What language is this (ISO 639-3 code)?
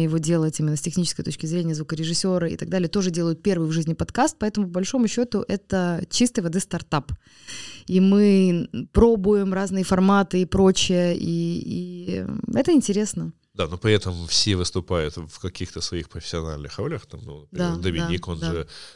rus